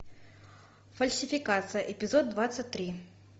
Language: Russian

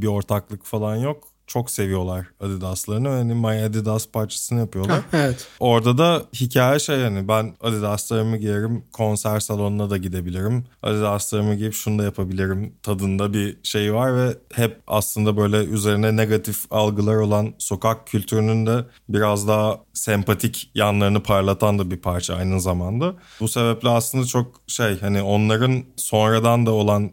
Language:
Turkish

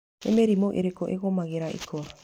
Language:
Kikuyu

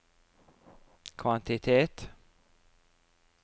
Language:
Norwegian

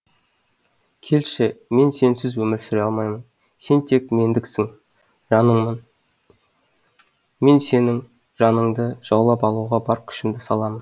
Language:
Kazakh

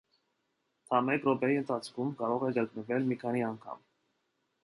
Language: Armenian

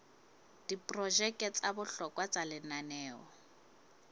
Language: Southern Sotho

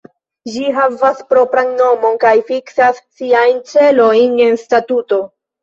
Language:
Esperanto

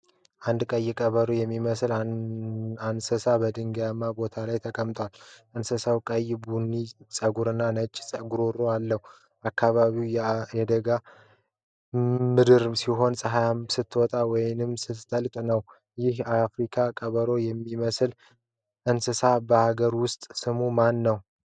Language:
Amharic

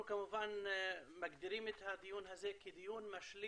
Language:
Hebrew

